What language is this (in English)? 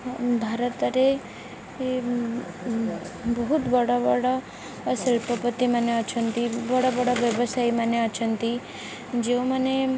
Odia